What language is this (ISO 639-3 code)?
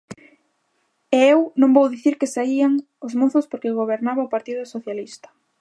glg